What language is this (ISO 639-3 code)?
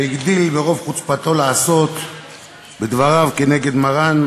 heb